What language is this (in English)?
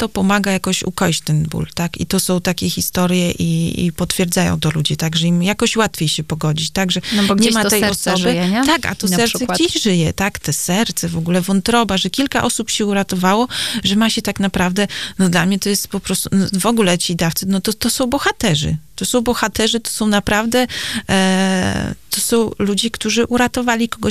Polish